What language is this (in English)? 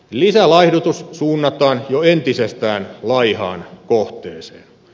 Finnish